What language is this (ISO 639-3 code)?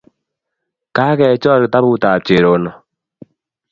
kln